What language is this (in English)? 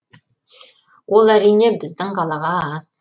Kazakh